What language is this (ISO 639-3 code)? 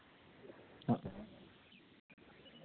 sat